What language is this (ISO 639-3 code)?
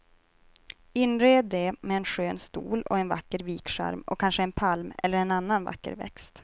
swe